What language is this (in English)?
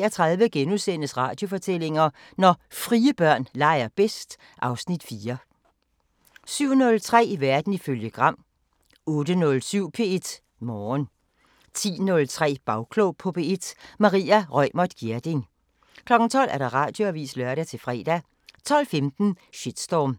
Danish